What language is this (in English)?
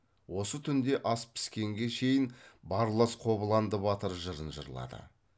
Kazakh